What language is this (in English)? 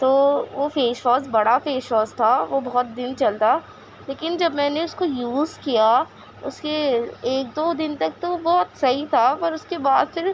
Urdu